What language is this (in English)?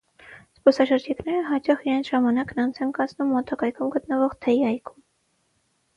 Armenian